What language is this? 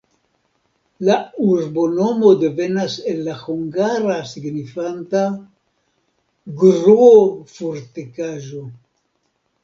Esperanto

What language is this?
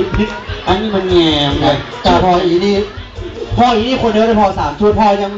Thai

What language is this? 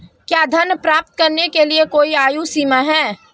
Hindi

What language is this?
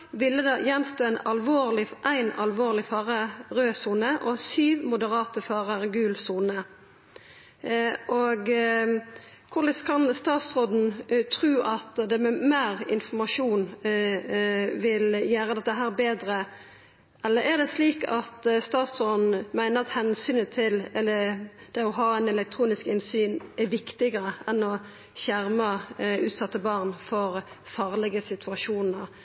Norwegian Nynorsk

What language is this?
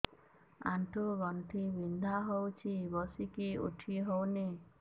Odia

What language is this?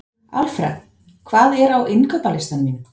Icelandic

